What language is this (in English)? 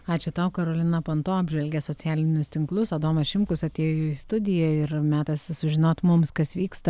Lithuanian